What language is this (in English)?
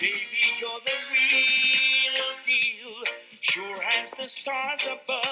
Spanish